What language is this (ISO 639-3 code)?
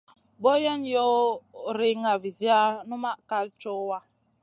mcn